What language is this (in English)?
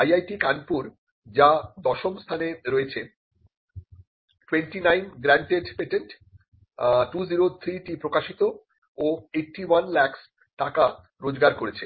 Bangla